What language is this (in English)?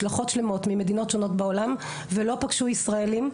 Hebrew